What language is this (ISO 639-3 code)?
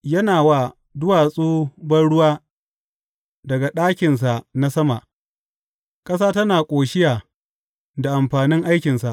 hau